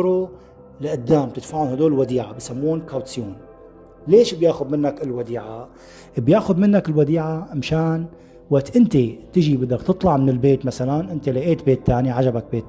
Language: Arabic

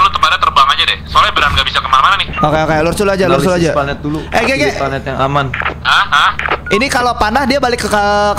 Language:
Indonesian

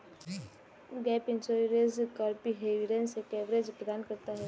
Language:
Hindi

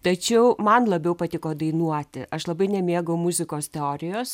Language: Lithuanian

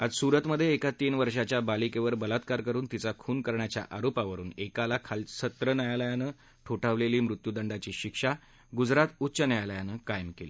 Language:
Marathi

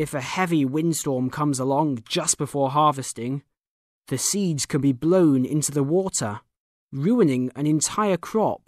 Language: English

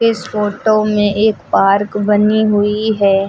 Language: Hindi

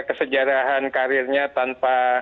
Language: Indonesian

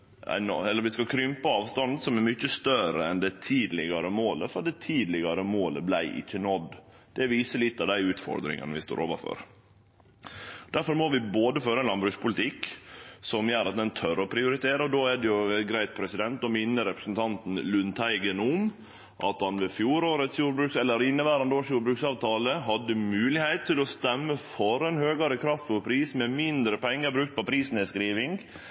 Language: Norwegian Nynorsk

